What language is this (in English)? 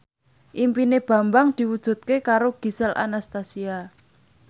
Javanese